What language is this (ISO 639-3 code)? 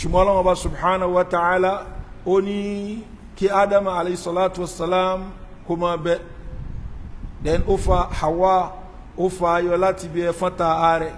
ara